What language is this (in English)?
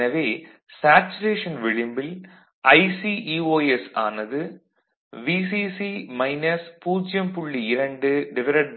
Tamil